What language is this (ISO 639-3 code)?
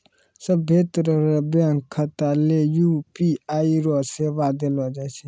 mai